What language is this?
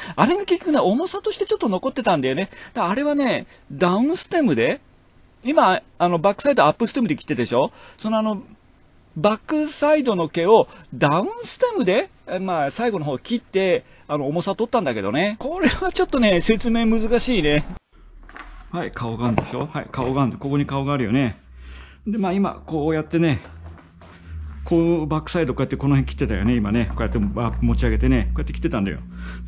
Japanese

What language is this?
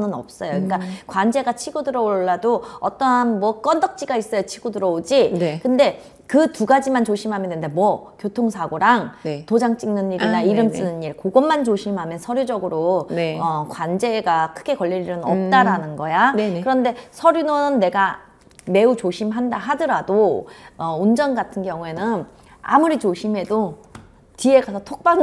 Korean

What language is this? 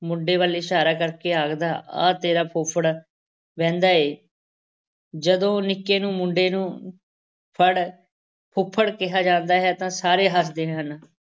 Punjabi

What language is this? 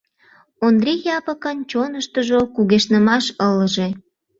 Mari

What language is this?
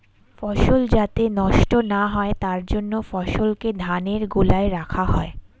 Bangla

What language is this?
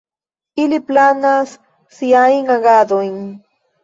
Esperanto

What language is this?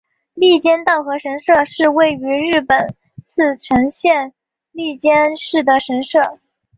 Chinese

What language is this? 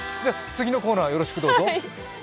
Japanese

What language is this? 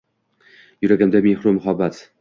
Uzbek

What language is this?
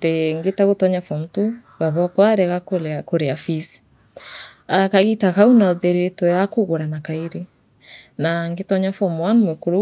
Meru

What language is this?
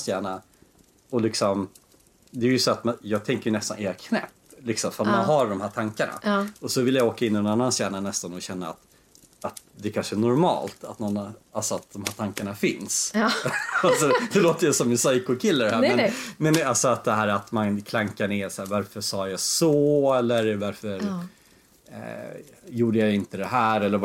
Swedish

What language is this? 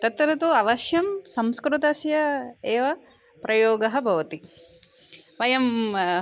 Sanskrit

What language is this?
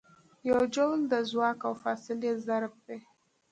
Pashto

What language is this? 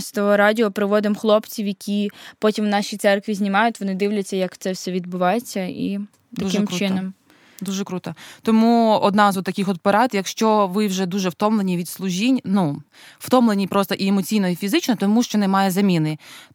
Ukrainian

